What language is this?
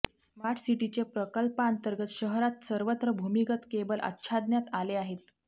Marathi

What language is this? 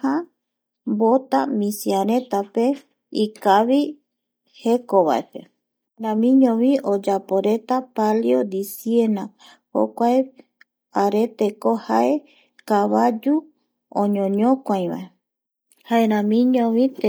Eastern Bolivian Guaraní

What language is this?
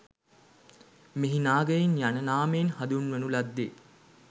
Sinhala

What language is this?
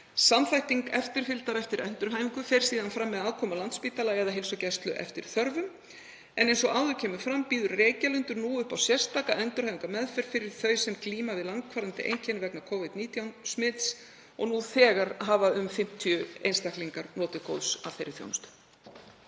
Icelandic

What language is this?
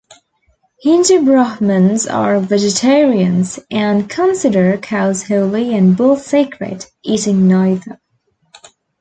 English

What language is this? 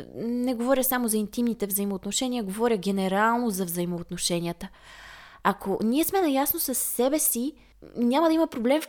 Bulgarian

